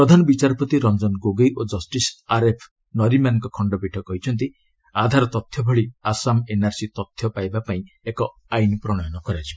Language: Odia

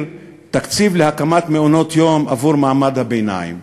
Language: Hebrew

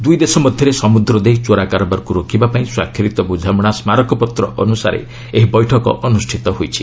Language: Odia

